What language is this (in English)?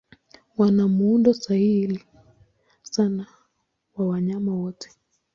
Swahili